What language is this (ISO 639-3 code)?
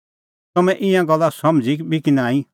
kfx